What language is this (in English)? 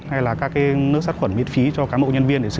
Vietnamese